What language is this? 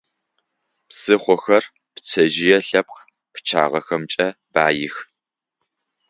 Adyghe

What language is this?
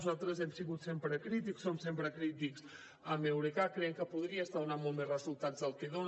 Catalan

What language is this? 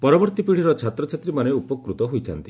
Odia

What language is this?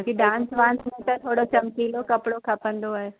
Sindhi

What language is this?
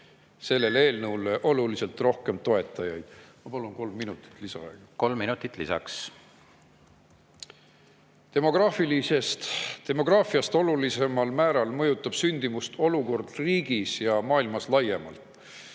Estonian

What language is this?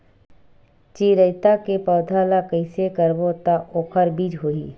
Chhattisgarhi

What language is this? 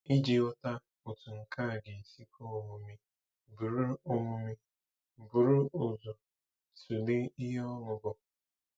Igbo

